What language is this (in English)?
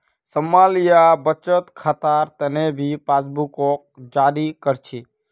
Magahi